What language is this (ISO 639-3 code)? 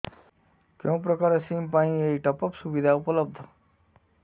ori